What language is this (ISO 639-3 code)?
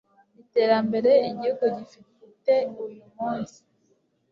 kin